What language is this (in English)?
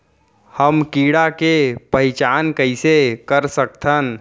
Chhattisgarhi